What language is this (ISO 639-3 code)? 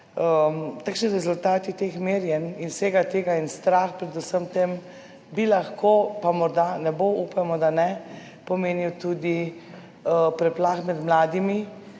slv